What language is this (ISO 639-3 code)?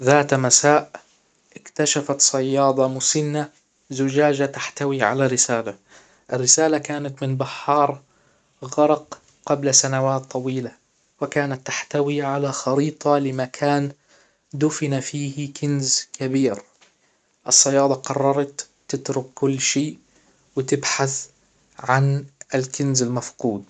acw